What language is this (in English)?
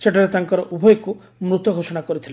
Odia